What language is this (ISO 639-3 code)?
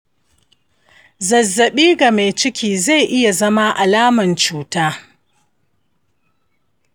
hau